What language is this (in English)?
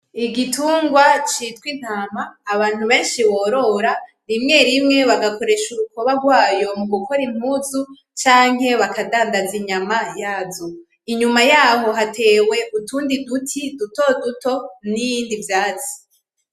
Rundi